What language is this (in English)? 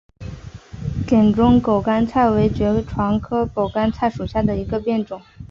Chinese